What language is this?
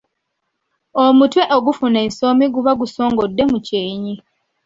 Ganda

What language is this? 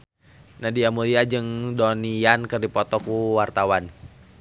Sundanese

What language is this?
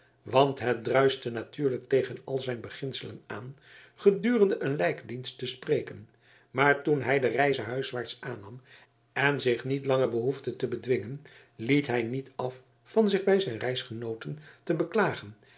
Dutch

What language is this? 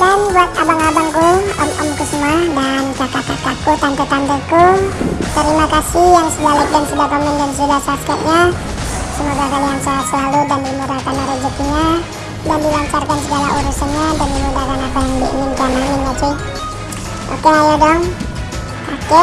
Indonesian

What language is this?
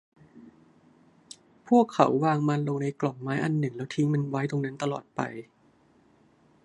Thai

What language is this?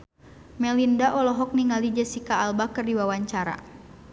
Sundanese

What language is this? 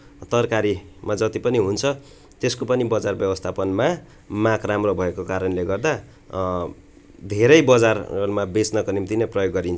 Nepali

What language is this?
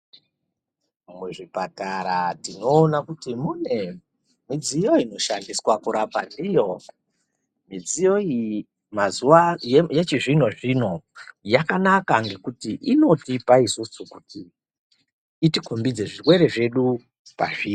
Ndau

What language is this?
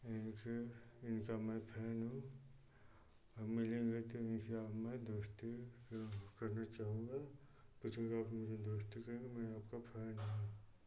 Hindi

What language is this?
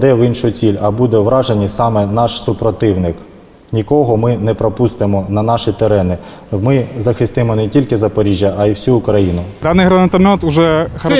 Ukrainian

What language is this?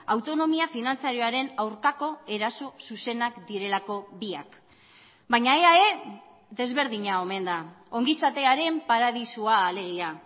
Basque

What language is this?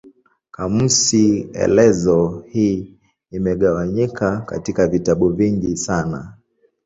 Swahili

